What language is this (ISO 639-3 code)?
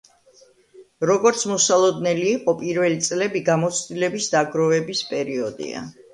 kat